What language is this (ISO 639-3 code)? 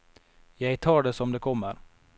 nor